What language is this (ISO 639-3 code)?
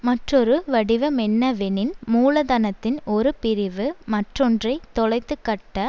tam